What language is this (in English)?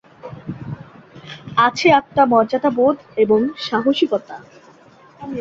Bangla